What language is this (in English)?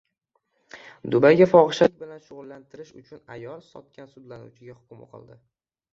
Uzbek